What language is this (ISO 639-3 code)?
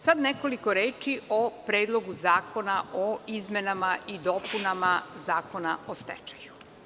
srp